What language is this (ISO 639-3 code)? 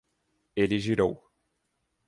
por